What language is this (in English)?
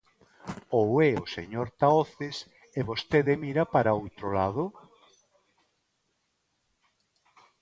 Galician